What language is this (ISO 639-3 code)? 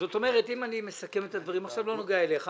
heb